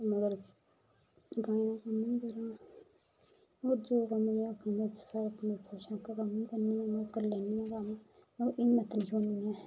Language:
Dogri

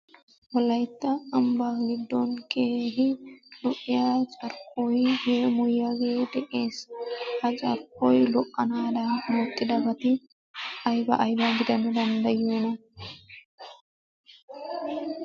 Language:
Wolaytta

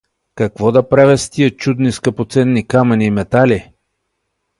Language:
Bulgarian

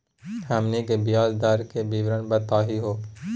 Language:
Magahi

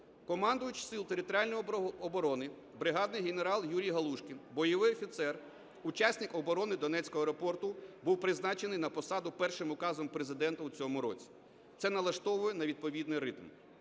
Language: Ukrainian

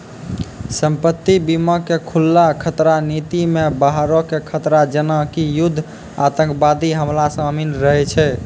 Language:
Maithili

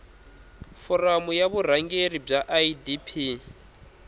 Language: Tsonga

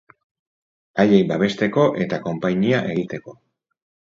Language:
Basque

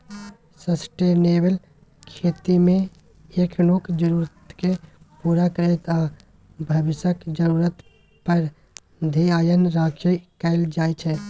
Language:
Maithili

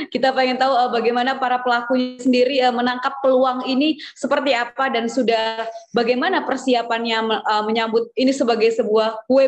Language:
Indonesian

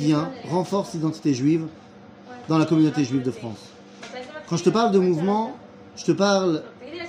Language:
French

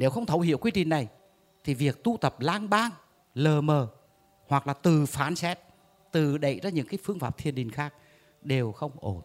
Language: Vietnamese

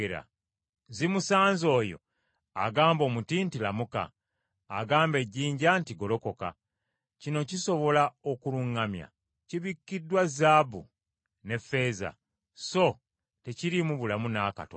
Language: Ganda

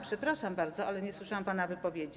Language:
Polish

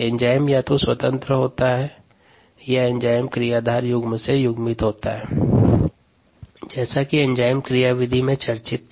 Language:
Hindi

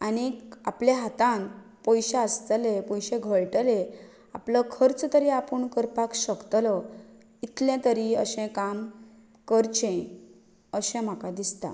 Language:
Konkani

